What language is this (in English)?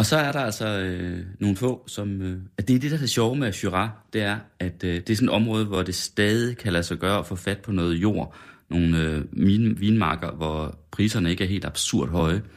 Danish